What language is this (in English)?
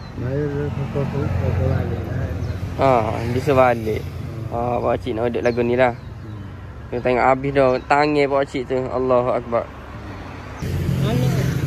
Malay